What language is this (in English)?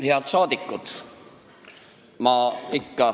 Estonian